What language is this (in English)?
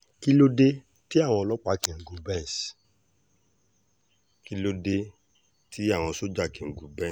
Yoruba